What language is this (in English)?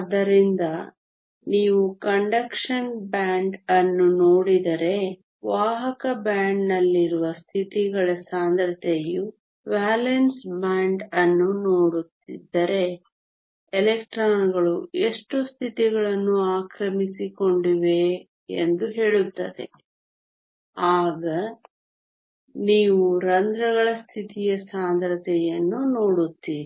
Kannada